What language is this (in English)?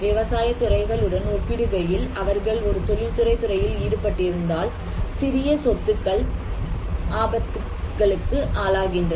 Tamil